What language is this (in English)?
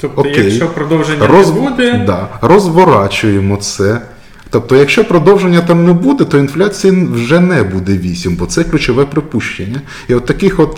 Ukrainian